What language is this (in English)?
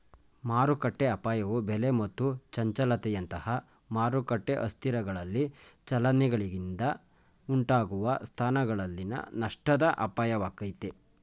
Kannada